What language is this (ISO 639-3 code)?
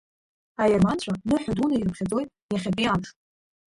abk